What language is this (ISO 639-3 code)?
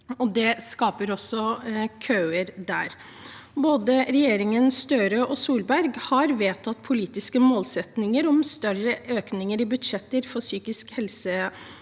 nor